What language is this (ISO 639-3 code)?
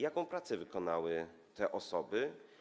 pol